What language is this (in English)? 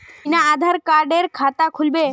Magahi